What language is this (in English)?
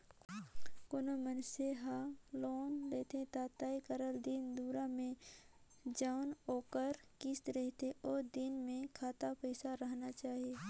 Chhattisgarhi